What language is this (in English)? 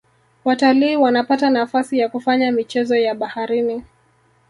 Swahili